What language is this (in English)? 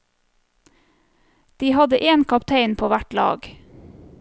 Norwegian